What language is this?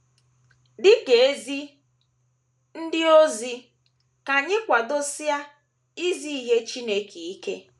Igbo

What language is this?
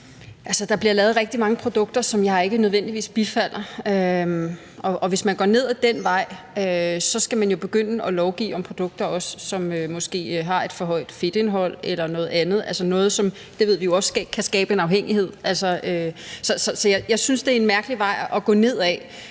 Danish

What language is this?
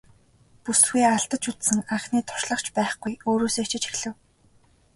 Mongolian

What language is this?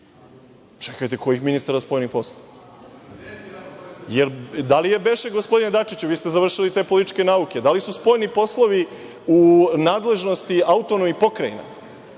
Serbian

